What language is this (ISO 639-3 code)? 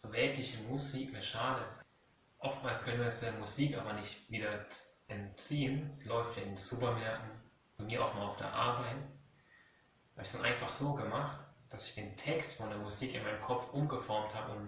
deu